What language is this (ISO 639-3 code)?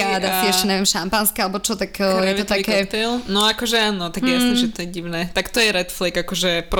slk